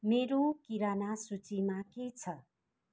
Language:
Nepali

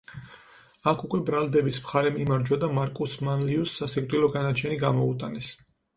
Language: Georgian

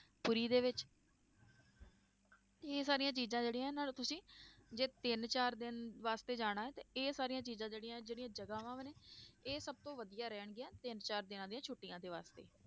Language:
Punjabi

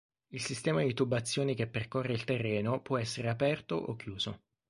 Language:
Italian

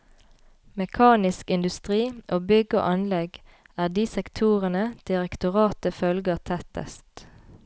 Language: Norwegian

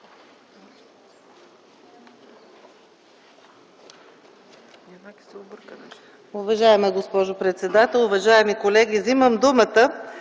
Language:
Bulgarian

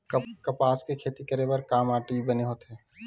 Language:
Chhattisgarhi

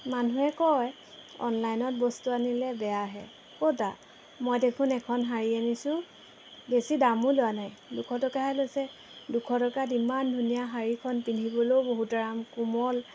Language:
Assamese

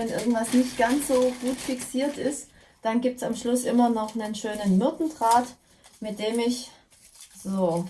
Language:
German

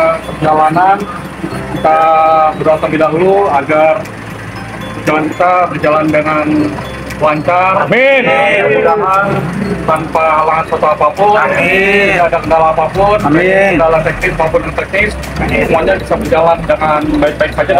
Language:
Indonesian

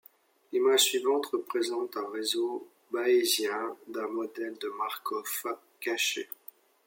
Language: French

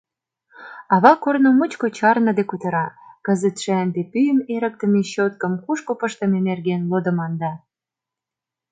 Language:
Mari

